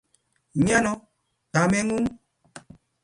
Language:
Kalenjin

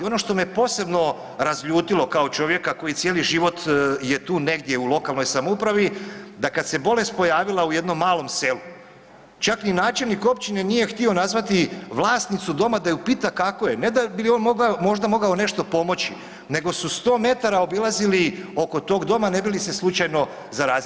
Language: Croatian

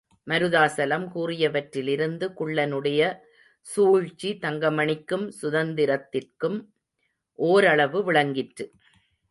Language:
Tamil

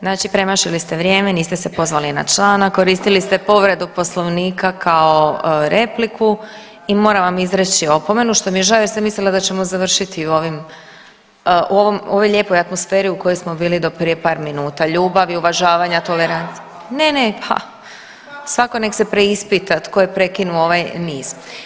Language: Croatian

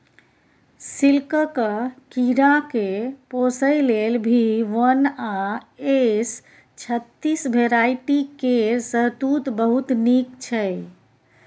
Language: Maithili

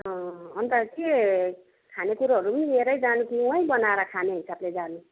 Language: Nepali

